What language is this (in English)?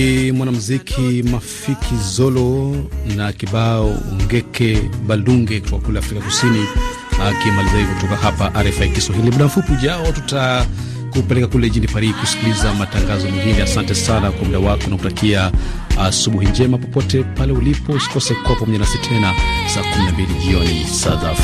Swahili